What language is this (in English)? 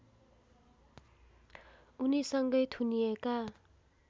Nepali